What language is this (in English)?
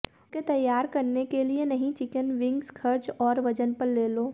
Hindi